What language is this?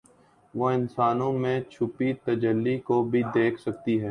Urdu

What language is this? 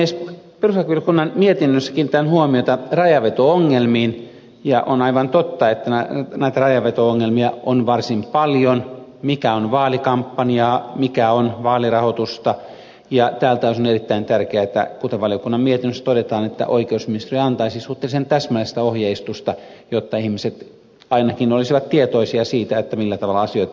Finnish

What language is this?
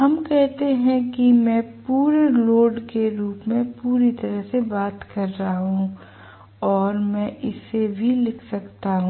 Hindi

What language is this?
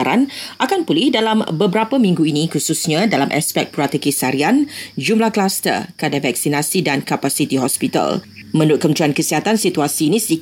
Malay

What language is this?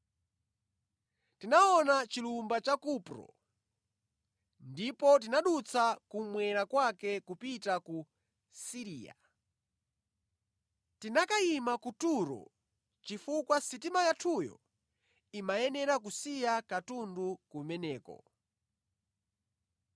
Nyanja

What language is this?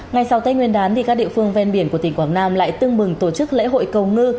Vietnamese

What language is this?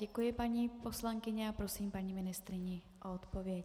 Czech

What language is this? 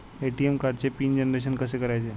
Marathi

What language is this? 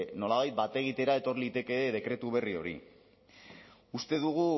Basque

